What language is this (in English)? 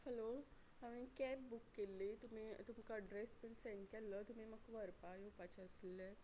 Konkani